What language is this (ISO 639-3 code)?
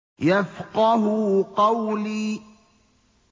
ara